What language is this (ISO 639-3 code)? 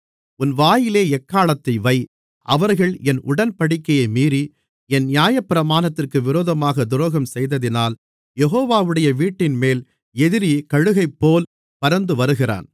tam